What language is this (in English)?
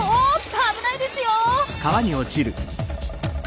Japanese